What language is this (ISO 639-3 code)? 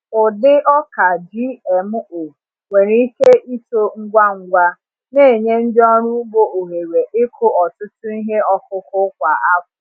ibo